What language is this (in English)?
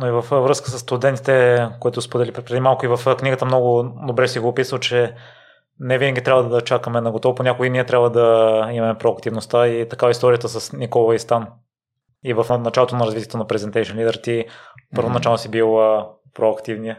Bulgarian